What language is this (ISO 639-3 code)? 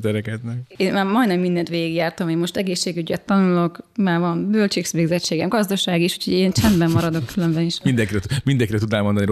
hun